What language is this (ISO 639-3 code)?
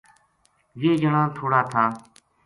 gju